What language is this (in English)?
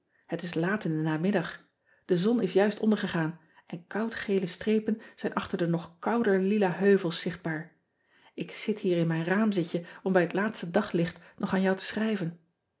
Dutch